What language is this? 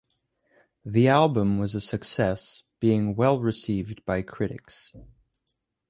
English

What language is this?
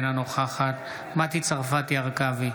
Hebrew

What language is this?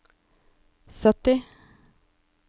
Norwegian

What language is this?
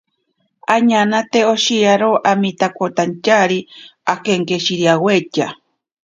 Ashéninka Perené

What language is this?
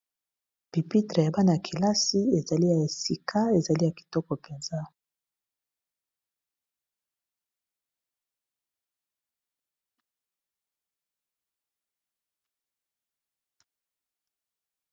Lingala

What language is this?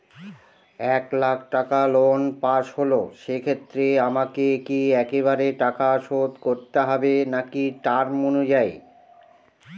Bangla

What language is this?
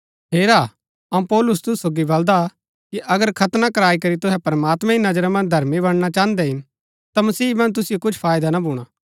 Gaddi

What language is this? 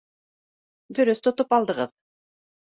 Bashkir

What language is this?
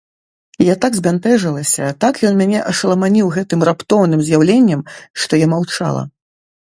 Belarusian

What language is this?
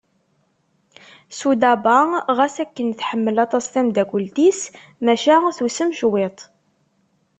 Kabyle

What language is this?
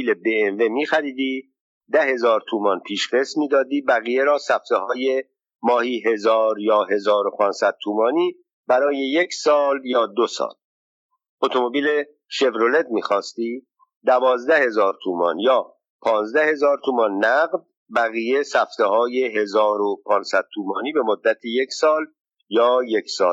Persian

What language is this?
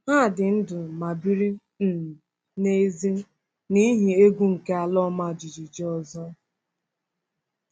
Igbo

